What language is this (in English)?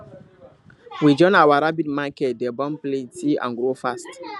Nigerian Pidgin